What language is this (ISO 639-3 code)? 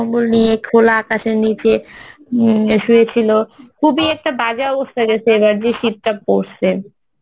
ben